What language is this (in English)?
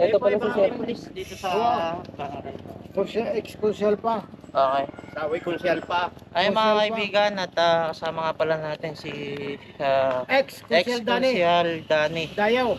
Filipino